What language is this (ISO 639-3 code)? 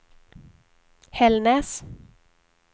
swe